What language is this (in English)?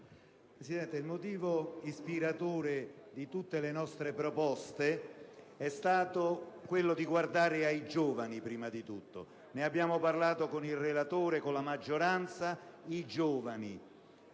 Italian